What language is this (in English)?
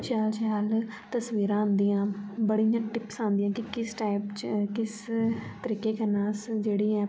Dogri